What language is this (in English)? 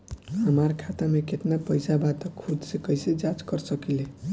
Bhojpuri